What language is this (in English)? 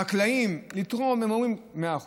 Hebrew